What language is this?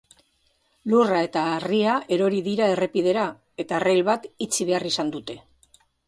Basque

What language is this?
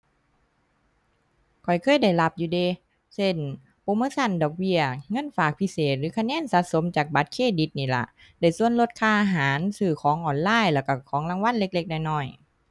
Thai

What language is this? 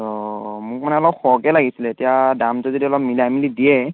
Assamese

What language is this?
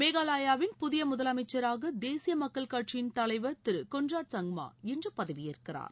Tamil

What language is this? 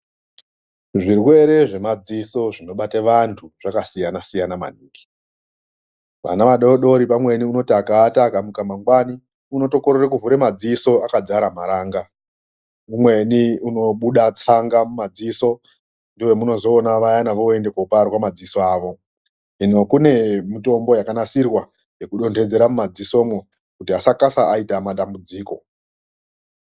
Ndau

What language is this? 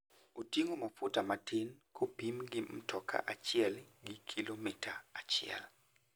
Luo (Kenya and Tanzania)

